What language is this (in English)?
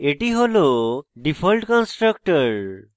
Bangla